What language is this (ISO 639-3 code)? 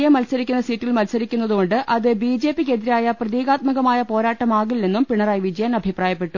mal